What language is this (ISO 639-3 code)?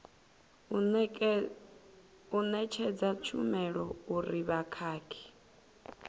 ven